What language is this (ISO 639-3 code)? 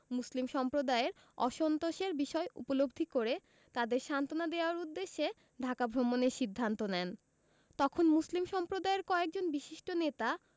ben